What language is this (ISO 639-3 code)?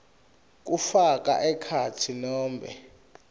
ssw